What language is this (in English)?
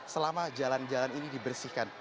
Indonesian